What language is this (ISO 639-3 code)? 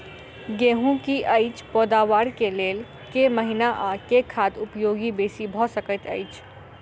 mai